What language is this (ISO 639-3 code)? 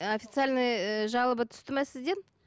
kaz